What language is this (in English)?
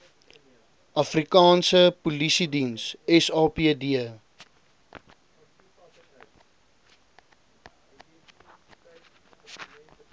Afrikaans